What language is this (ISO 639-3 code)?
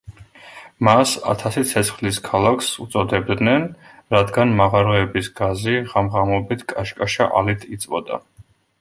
kat